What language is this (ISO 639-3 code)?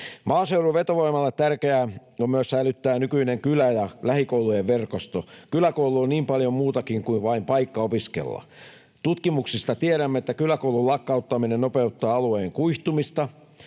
fin